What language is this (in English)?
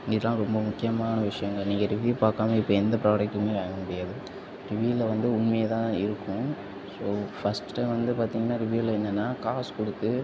Tamil